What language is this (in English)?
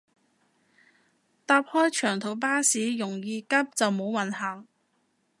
Cantonese